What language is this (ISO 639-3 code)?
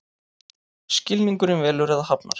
isl